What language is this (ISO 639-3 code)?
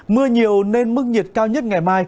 vie